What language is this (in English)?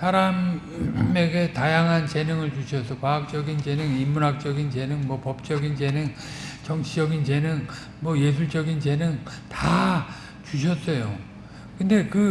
Korean